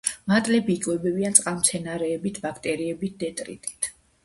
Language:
Georgian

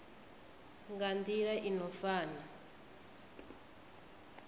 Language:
Venda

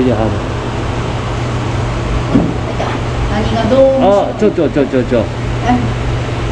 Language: Japanese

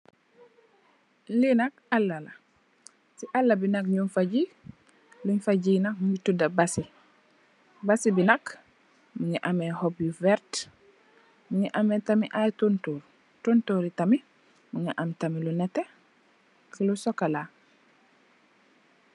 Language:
Wolof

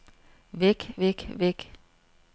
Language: Danish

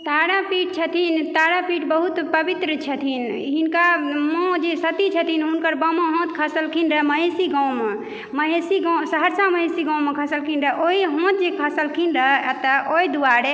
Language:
Maithili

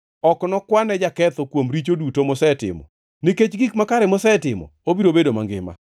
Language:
Luo (Kenya and Tanzania)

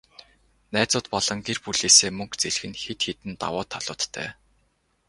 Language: Mongolian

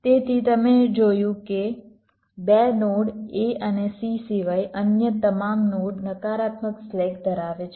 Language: Gujarati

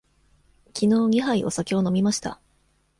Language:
Japanese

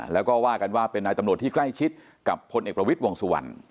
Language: Thai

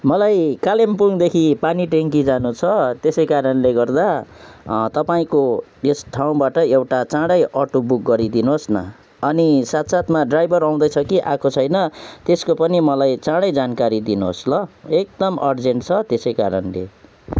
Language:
Nepali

